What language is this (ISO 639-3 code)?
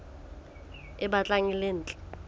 sot